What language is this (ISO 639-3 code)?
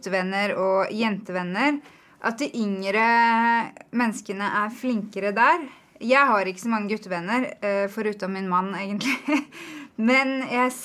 swe